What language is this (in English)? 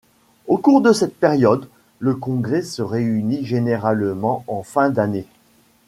French